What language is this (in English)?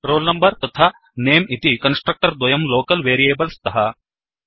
Sanskrit